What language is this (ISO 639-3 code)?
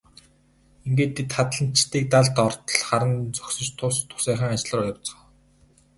mon